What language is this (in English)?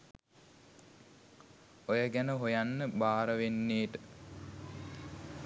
Sinhala